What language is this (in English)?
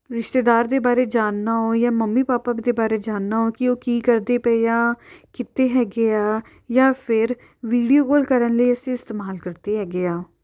Punjabi